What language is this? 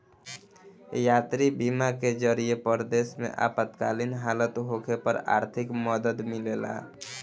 Bhojpuri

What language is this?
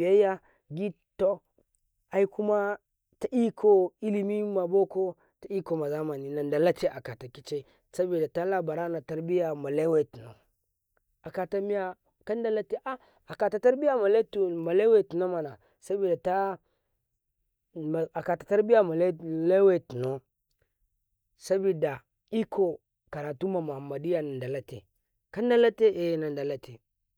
Karekare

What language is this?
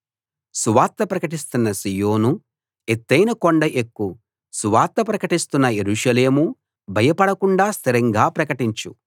Telugu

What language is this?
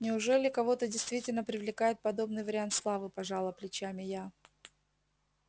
Russian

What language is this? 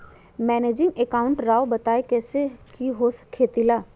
Magahi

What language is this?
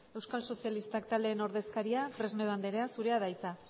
Basque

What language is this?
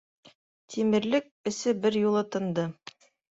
Bashkir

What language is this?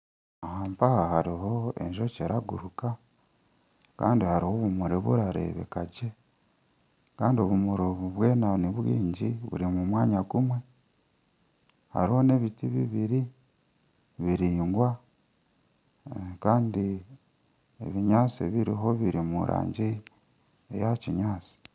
Nyankole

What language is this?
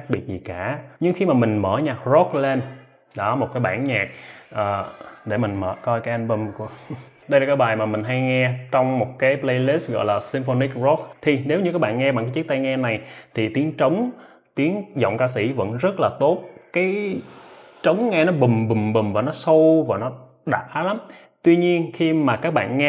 Vietnamese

